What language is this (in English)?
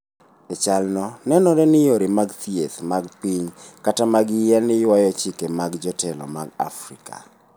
Luo (Kenya and Tanzania)